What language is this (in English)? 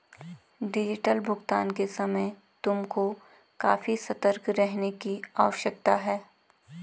Hindi